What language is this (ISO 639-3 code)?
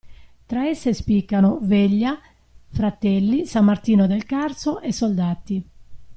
ita